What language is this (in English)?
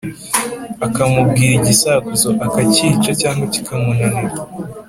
Kinyarwanda